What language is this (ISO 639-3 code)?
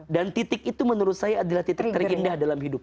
ind